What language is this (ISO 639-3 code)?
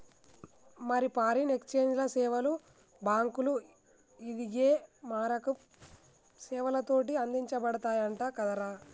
tel